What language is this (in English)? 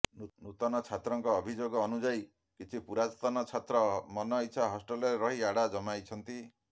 Odia